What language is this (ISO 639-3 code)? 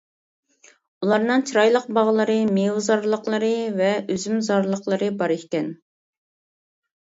uig